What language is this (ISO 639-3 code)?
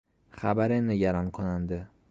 fas